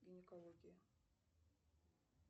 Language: Russian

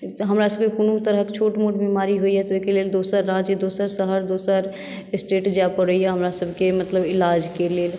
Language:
Maithili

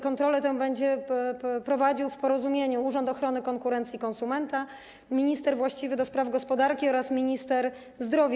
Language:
Polish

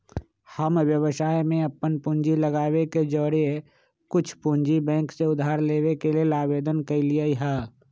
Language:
Magahi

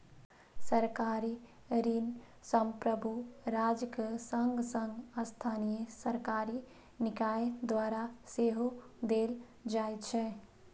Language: Maithili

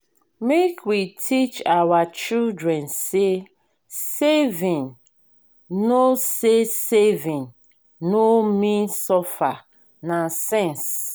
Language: Nigerian Pidgin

